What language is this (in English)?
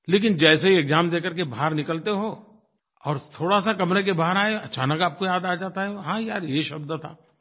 Hindi